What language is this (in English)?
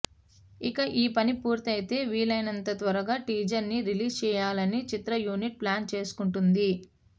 Telugu